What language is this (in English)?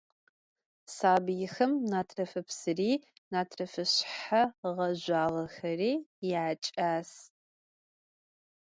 Adyghe